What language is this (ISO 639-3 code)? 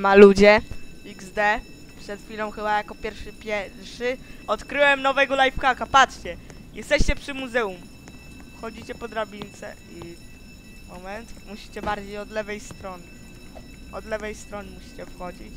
pol